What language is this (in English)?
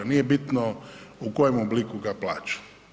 Croatian